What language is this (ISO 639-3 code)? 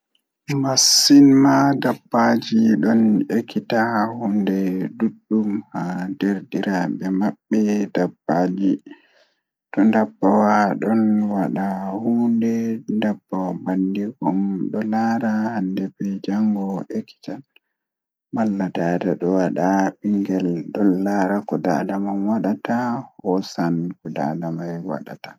ful